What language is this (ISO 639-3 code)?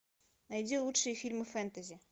rus